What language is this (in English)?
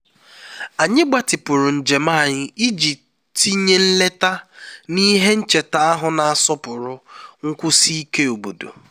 Igbo